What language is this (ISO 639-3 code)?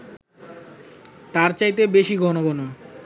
ben